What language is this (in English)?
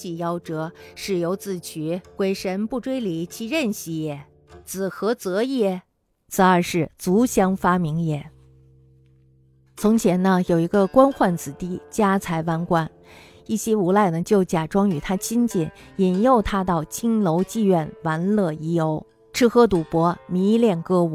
Chinese